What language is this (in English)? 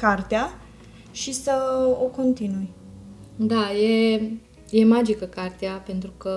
Romanian